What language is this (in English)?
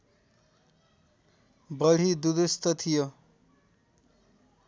Nepali